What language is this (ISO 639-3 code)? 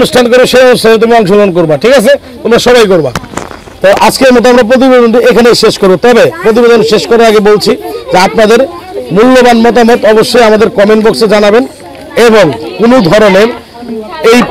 tur